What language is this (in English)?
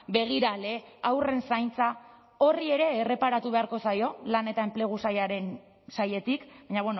Basque